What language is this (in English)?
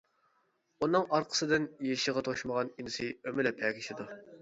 Uyghur